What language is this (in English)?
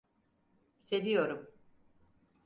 Turkish